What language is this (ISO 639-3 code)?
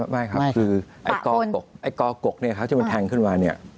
tha